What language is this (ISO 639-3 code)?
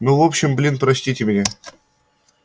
rus